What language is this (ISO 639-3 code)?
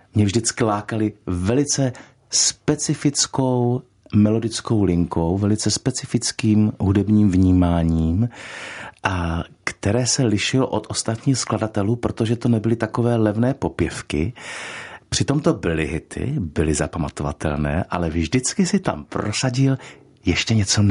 ces